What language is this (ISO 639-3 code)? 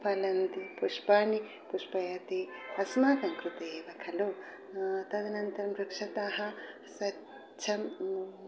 san